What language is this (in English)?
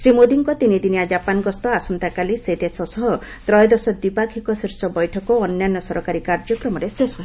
Odia